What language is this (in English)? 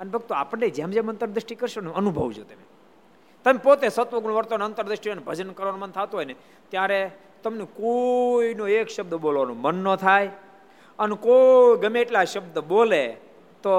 Gujarati